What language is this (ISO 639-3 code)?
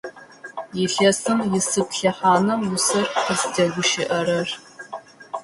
ady